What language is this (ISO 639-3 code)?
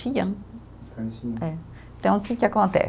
por